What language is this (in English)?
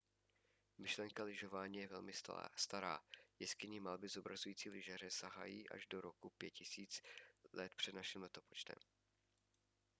Czech